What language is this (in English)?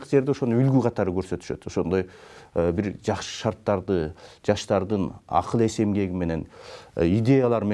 Turkish